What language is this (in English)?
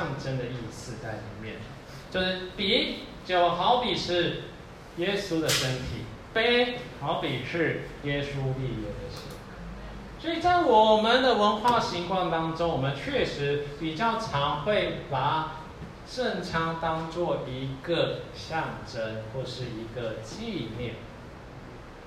Chinese